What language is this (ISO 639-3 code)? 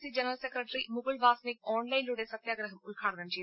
mal